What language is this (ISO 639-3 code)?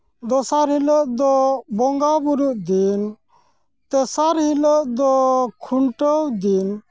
sat